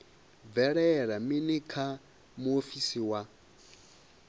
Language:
Venda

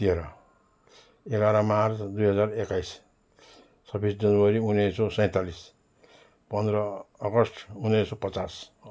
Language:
Nepali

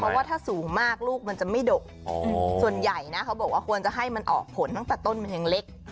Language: Thai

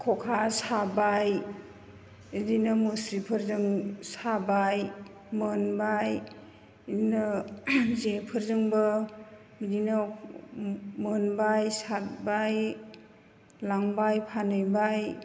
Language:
Bodo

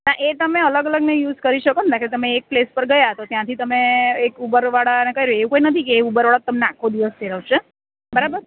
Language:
Gujarati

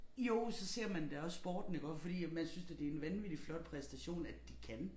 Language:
Danish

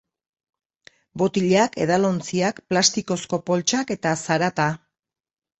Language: Basque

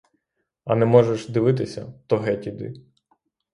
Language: Ukrainian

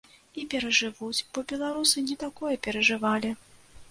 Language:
Belarusian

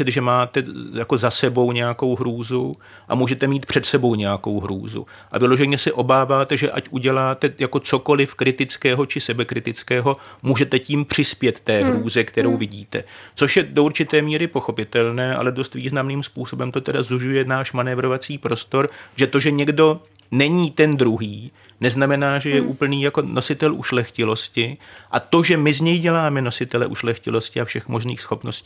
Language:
Czech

